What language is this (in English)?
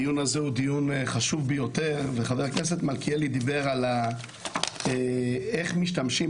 Hebrew